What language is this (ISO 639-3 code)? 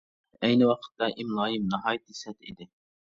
uig